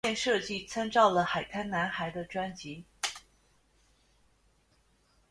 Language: Chinese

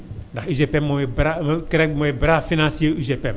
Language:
Wolof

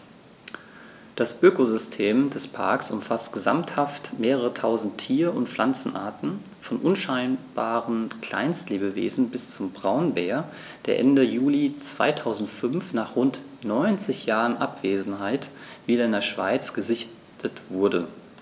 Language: German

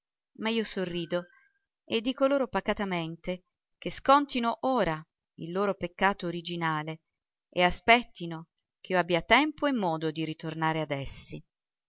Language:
Italian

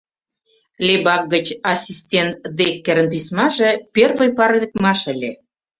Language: Mari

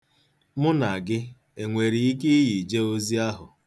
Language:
Igbo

